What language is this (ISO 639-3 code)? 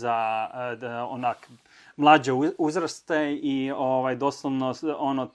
hrv